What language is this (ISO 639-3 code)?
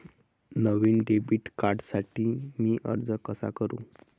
mar